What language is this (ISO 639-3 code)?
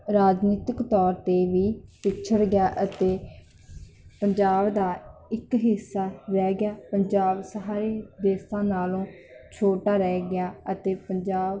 pan